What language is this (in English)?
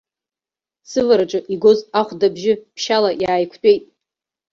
Abkhazian